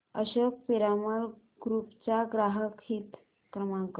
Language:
Marathi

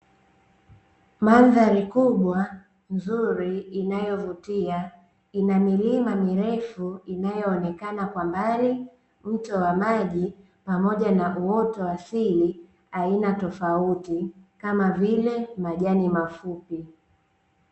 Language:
Swahili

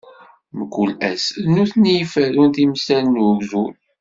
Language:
Kabyle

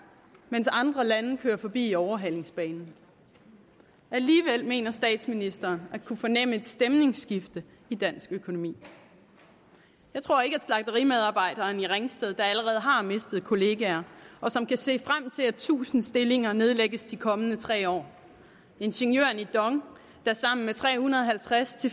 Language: Danish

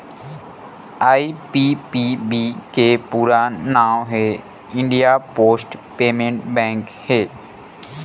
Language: Chhattisgarhi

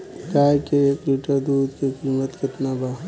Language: Bhojpuri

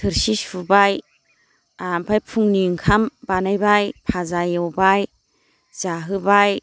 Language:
Bodo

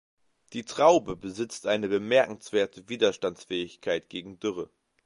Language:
German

